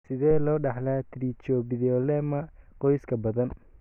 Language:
Somali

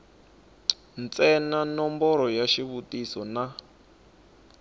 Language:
Tsonga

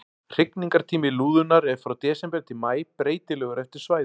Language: Icelandic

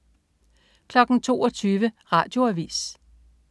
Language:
Danish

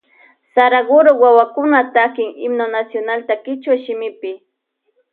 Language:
Loja Highland Quichua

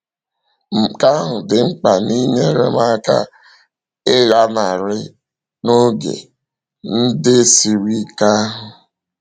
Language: Igbo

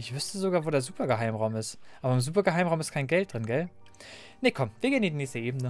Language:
German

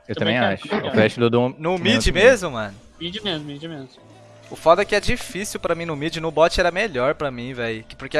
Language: Portuguese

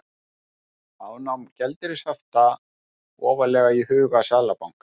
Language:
Icelandic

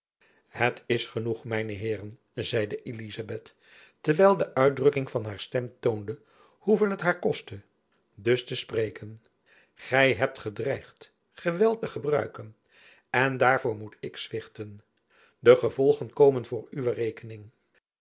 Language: Dutch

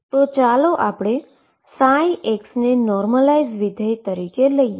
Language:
Gujarati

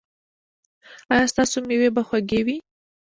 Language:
Pashto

